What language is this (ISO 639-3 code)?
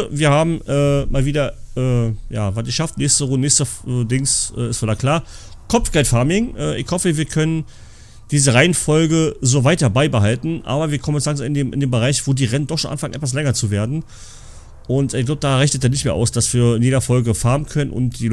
deu